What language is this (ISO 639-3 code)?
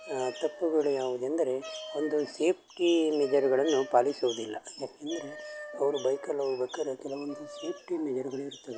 kan